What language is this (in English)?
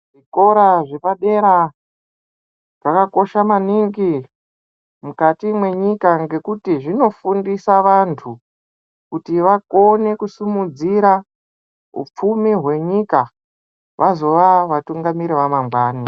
Ndau